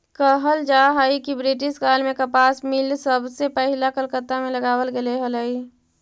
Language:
Magahi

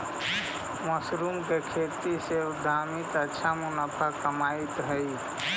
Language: Magahi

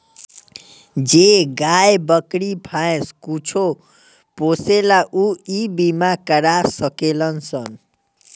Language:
Bhojpuri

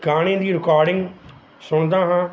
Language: Punjabi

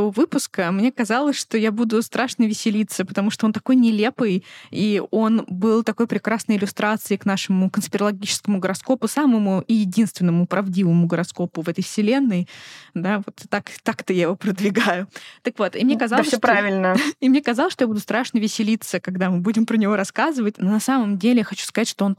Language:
Russian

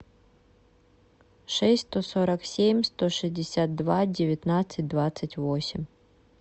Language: Russian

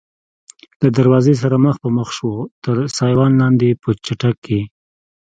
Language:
Pashto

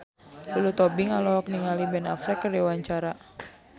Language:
Sundanese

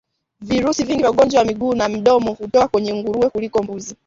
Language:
Swahili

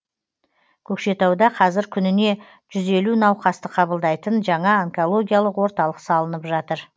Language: Kazakh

